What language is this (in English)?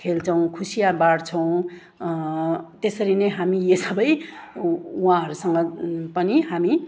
Nepali